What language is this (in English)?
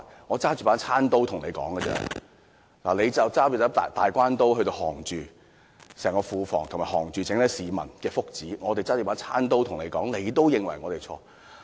Cantonese